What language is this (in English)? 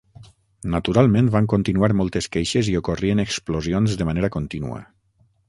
Catalan